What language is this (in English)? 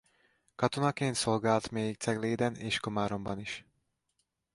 Hungarian